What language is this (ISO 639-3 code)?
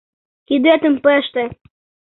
chm